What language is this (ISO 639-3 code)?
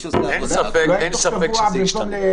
heb